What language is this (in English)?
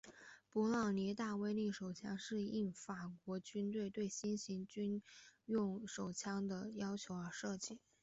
Chinese